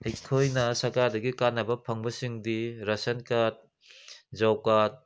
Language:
Manipuri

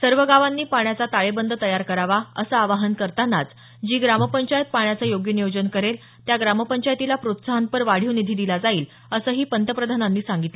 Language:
Marathi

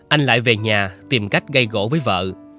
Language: Vietnamese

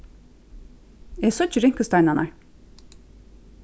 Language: Faroese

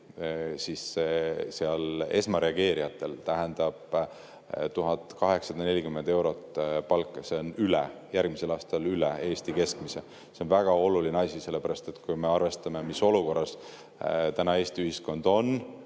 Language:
Estonian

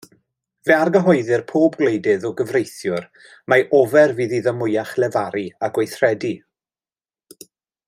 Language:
Welsh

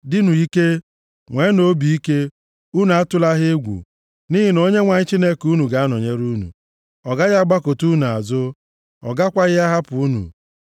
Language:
Igbo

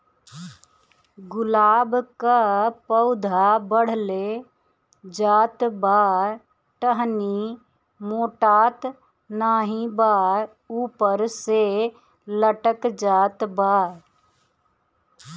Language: Bhojpuri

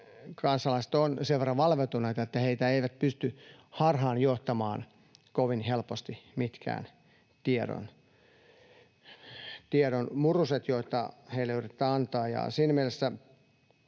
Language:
Finnish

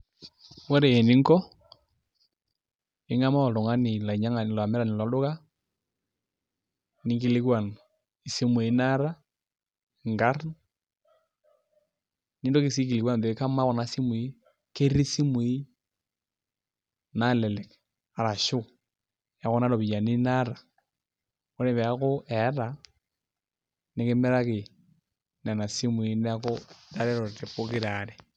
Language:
Masai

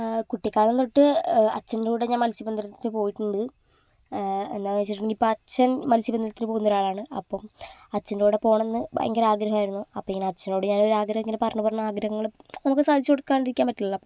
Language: Malayalam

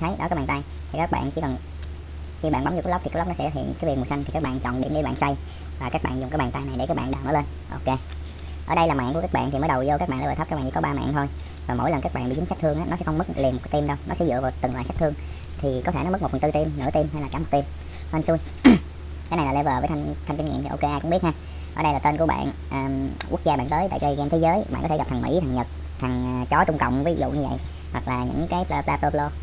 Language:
Vietnamese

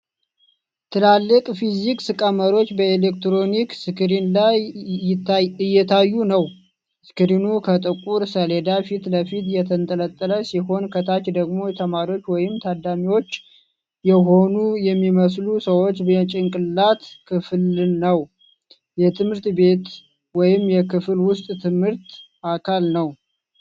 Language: Amharic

